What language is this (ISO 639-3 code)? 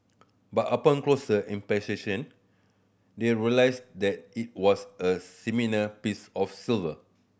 eng